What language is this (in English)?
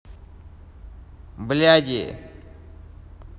Russian